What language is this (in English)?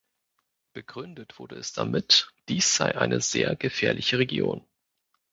German